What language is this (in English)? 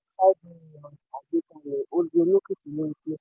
Yoruba